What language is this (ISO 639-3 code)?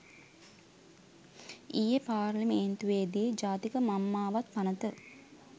sin